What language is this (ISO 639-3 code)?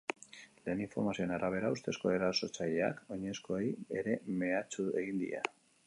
eus